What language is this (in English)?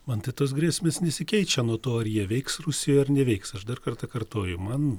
Lithuanian